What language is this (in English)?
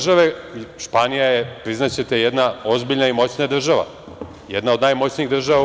Serbian